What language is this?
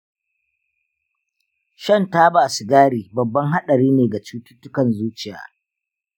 Hausa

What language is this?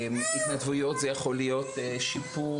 Hebrew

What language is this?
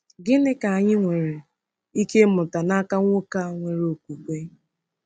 Igbo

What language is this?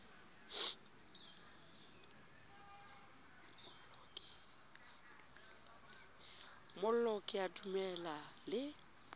Southern Sotho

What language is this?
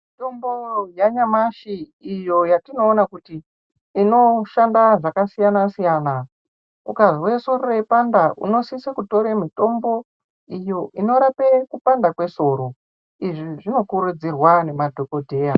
Ndau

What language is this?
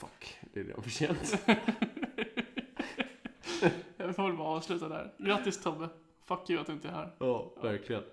Swedish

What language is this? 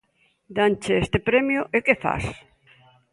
Galician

